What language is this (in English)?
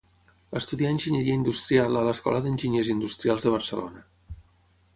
Catalan